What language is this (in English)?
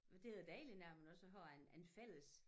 Danish